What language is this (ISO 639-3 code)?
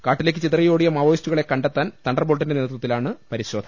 mal